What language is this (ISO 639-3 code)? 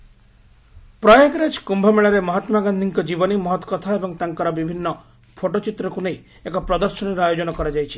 ori